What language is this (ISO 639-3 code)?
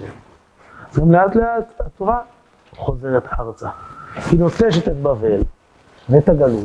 heb